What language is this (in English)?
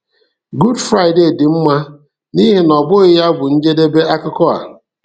Igbo